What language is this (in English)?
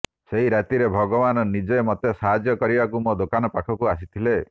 Odia